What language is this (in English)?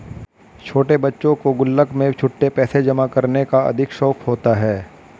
Hindi